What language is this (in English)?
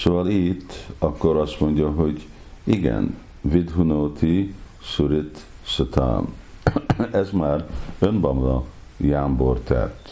Hungarian